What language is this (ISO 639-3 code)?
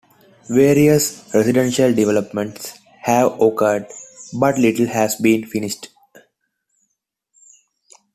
eng